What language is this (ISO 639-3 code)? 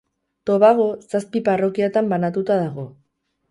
eus